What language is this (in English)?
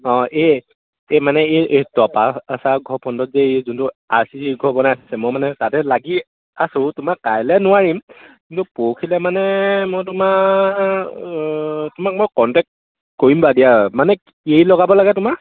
Assamese